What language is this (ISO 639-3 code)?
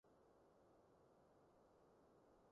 yue